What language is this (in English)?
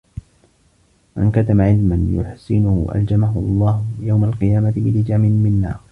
Arabic